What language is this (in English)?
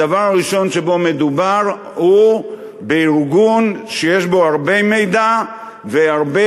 Hebrew